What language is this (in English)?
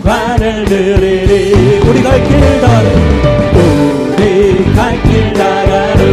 Korean